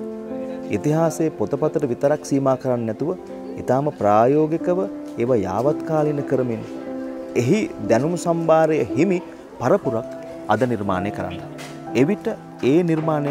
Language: Hindi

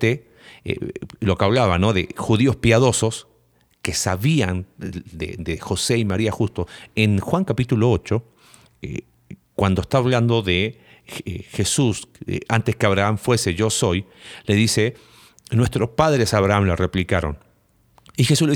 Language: Spanish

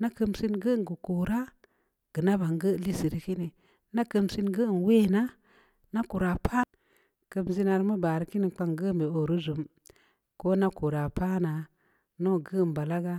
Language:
Samba Leko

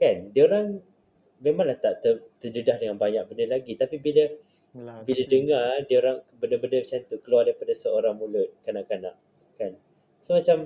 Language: Malay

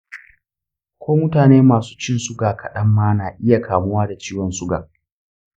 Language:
Hausa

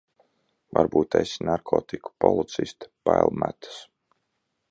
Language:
Latvian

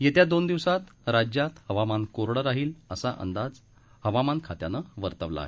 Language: Marathi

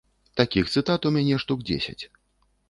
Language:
Belarusian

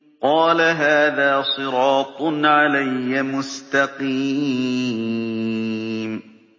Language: Arabic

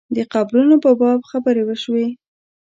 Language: Pashto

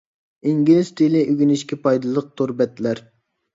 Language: Uyghur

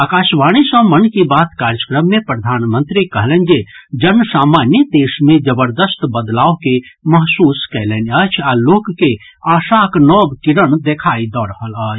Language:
Maithili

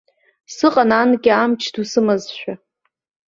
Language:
Abkhazian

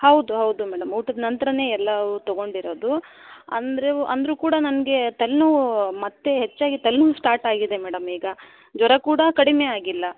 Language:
Kannada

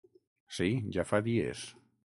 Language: Catalan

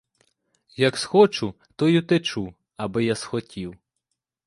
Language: Ukrainian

